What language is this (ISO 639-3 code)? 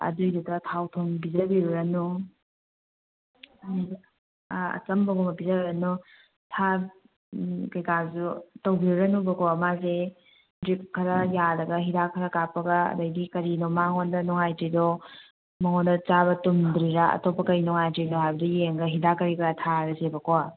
mni